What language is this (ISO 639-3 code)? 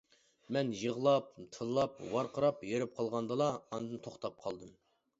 uig